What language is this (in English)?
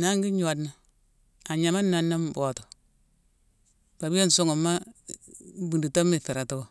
Mansoanka